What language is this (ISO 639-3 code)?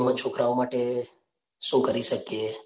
guj